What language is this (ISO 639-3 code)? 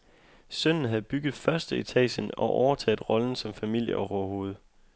dan